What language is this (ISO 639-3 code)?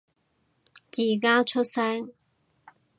yue